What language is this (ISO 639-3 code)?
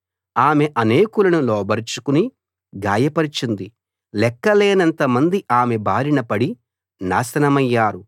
tel